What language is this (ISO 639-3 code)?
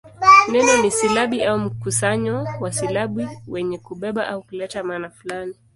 swa